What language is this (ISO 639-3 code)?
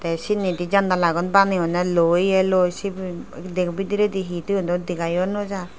ccp